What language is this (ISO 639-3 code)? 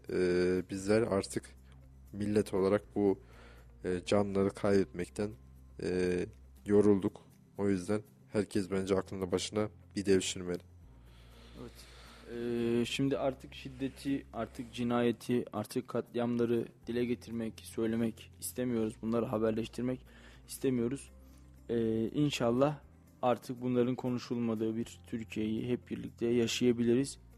tur